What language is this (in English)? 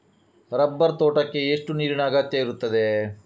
Kannada